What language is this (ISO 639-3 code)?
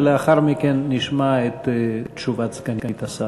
heb